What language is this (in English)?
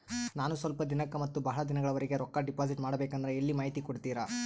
Kannada